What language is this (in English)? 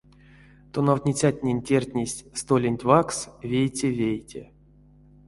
Erzya